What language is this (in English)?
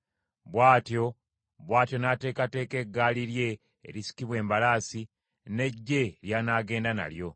Ganda